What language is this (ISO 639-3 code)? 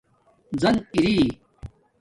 dmk